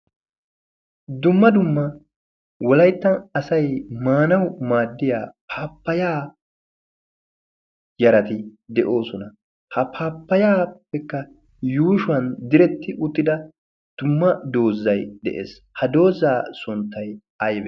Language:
Wolaytta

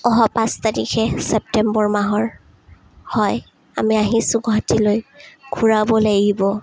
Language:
Assamese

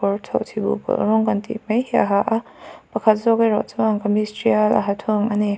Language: Mizo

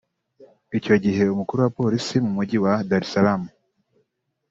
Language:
Kinyarwanda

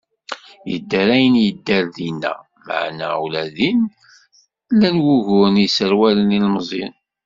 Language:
Kabyle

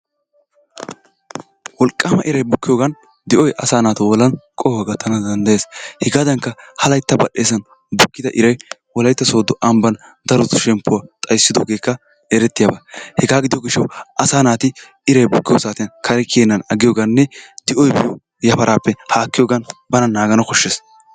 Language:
Wolaytta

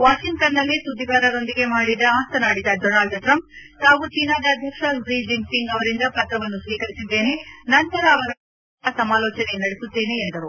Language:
Kannada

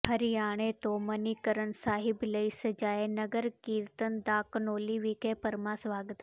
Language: Punjabi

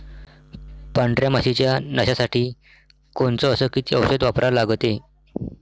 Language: Marathi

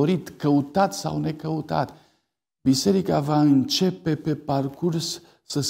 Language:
Romanian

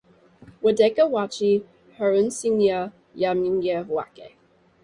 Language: English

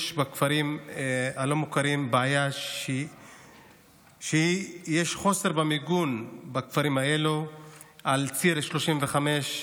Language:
Hebrew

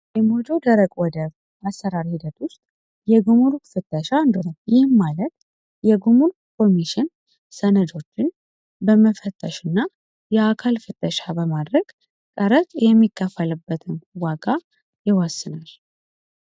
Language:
Amharic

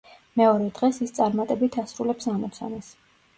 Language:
Georgian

